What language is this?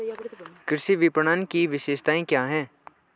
Hindi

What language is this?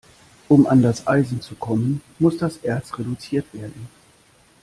German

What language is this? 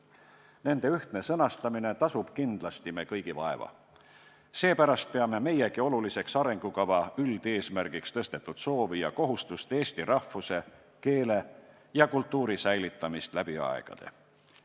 Estonian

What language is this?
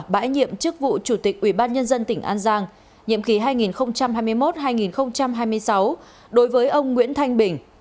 Vietnamese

